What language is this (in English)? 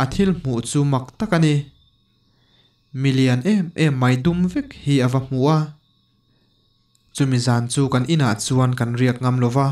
Indonesian